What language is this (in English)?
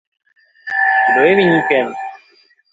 Czech